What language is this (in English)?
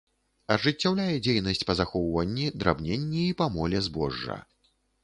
Belarusian